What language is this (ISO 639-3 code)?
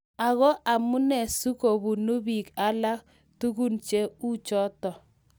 kln